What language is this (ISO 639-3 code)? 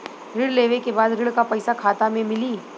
bho